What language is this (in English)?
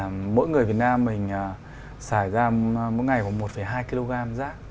Vietnamese